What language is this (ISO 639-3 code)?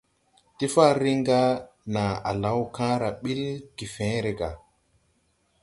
tui